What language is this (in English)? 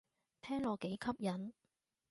Cantonese